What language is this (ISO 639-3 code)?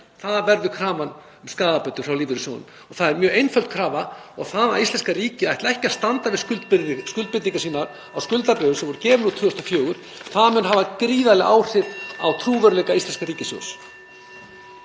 isl